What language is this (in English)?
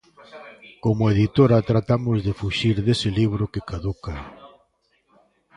Galician